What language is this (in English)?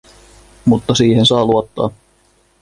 Finnish